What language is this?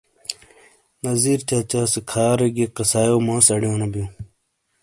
Shina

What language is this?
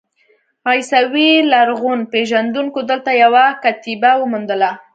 Pashto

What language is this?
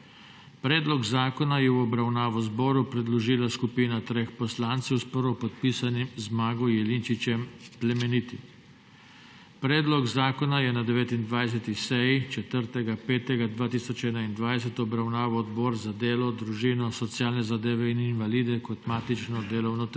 Slovenian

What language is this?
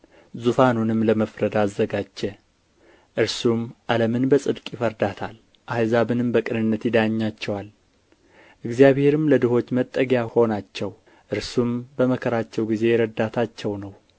Amharic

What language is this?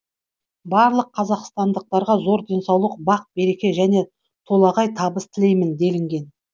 Kazakh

